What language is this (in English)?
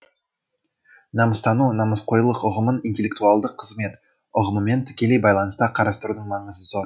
Kazakh